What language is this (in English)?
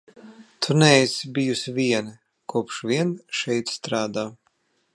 Latvian